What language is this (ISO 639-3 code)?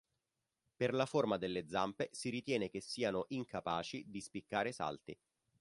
ita